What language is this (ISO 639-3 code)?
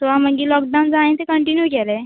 kok